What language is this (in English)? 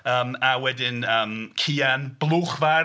Welsh